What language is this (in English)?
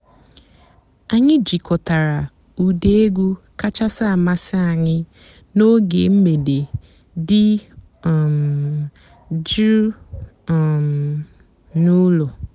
Igbo